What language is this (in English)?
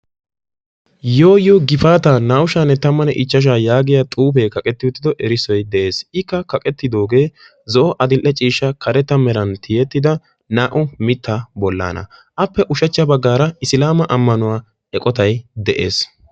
Wolaytta